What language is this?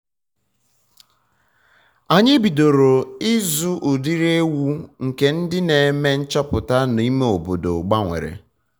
Igbo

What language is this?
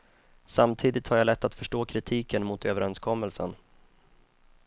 Swedish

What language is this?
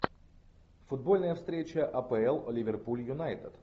Russian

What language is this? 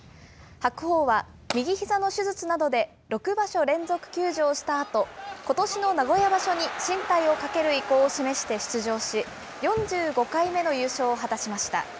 Japanese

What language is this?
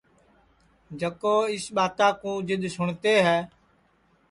Sansi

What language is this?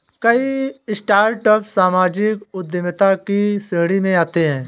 Hindi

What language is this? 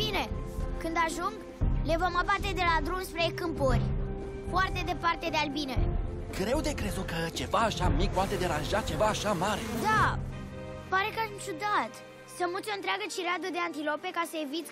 Romanian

